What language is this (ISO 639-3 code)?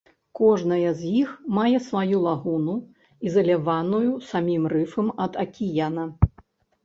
bel